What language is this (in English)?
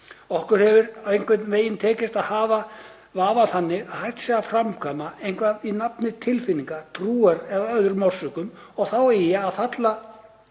Icelandic